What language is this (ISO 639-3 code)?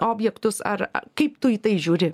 lit